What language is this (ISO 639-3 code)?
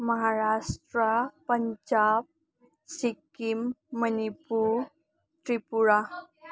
mni